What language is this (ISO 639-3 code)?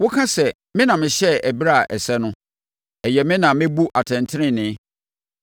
aka